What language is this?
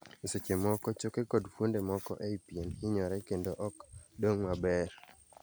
Luo (Kenya and Tanzania)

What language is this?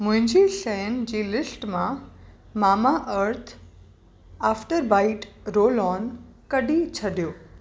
Sindhi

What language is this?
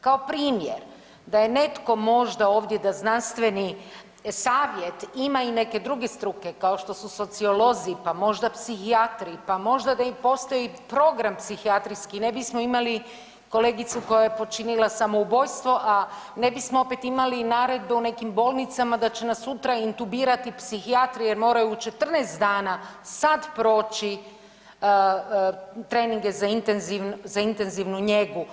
Croatian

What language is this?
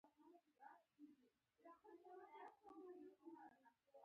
Pashto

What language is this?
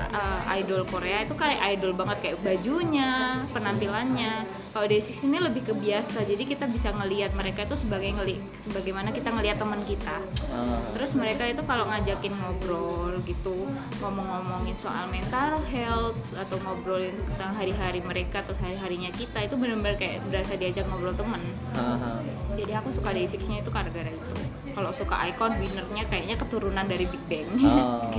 Indonesian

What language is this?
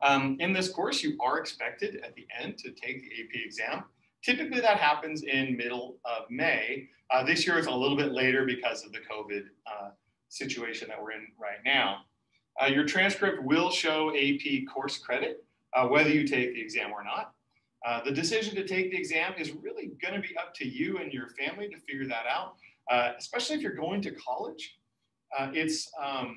English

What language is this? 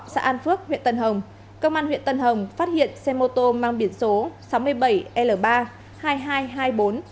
Vietnamese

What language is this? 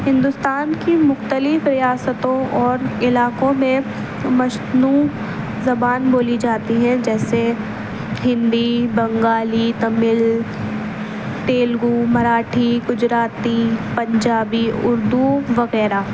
Urdu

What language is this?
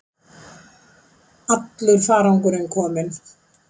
Icelandic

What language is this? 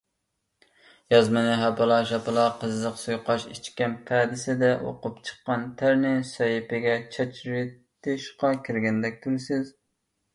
Uyghur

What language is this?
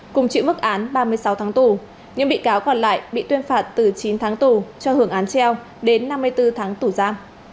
Vietnamese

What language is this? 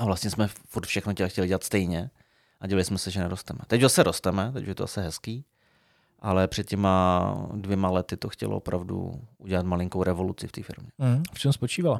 Czech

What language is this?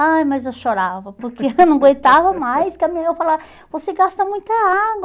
Portuguese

